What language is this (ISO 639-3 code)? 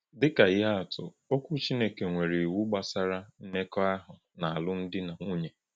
ibo